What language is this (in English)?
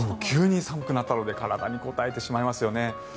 Japanese